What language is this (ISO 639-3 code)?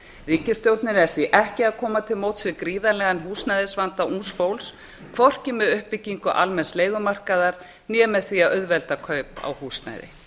isl